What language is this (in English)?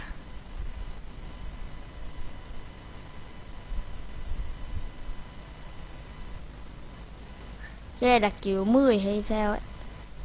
Vietnamese